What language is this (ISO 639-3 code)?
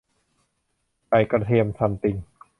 tha